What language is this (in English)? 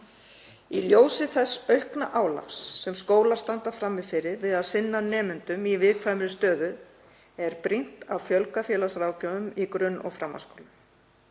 Icelandic